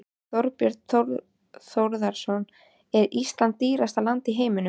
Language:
Icelandic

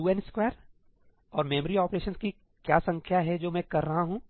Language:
Hindi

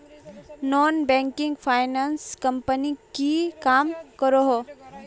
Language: Magahi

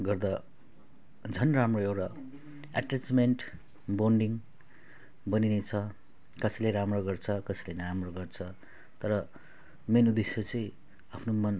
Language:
Nepali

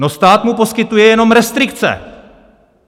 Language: Czech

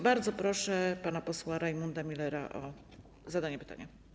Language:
Polish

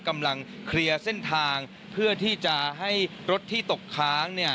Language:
Thai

